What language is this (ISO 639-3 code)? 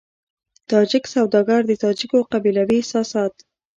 pus